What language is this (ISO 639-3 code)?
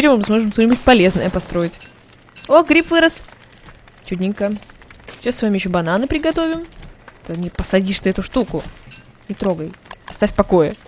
rus